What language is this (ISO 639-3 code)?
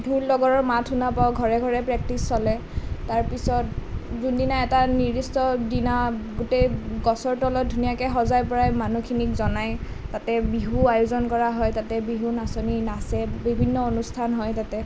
asm